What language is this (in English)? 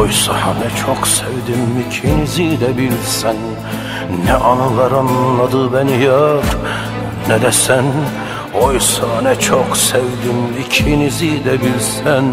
Turkish